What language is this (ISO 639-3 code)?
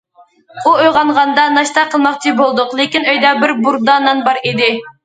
uig